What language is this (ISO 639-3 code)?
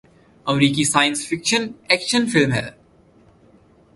urd